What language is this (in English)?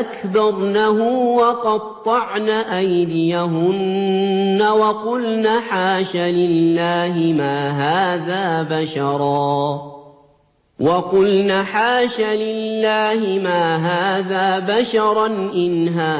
Arabic